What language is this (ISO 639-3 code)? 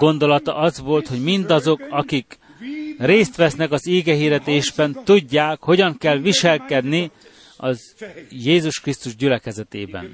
hun